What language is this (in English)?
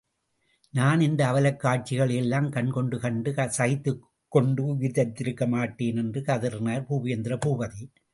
Tamil